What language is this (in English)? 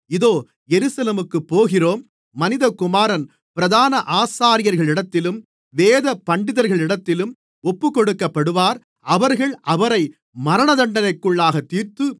Tamil